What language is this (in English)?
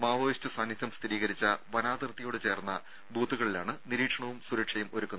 Malayalam